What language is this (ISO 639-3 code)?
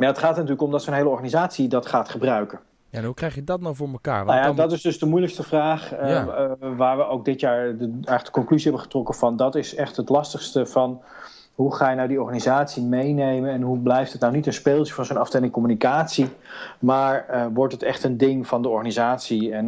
nld